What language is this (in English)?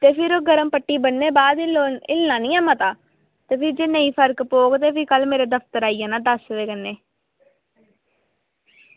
Dogri